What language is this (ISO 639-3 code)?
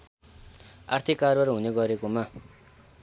nep